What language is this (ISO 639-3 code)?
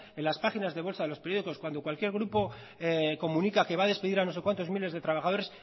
spa